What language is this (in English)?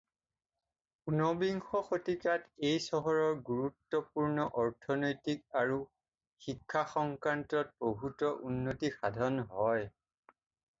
Assamese